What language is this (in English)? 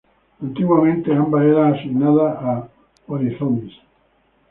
Spanish